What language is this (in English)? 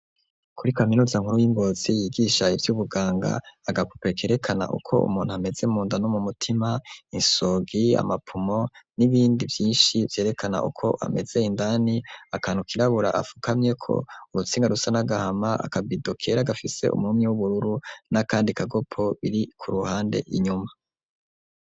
Rundi